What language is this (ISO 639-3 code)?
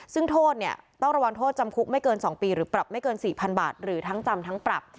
tha